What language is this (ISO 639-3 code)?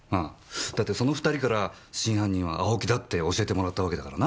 jpn